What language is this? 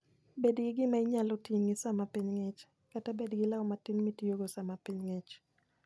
Luo (Kenya and Tanzania)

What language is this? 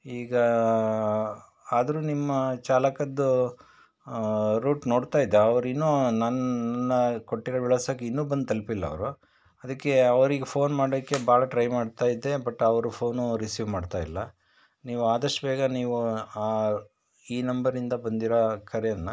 Kannada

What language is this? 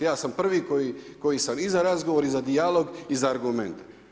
Croatian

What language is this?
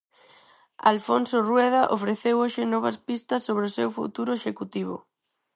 Galician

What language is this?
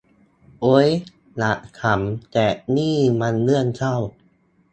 Thai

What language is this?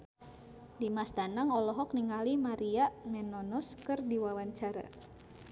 Sundanese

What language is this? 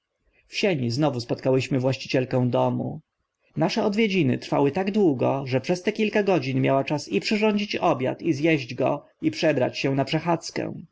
Polish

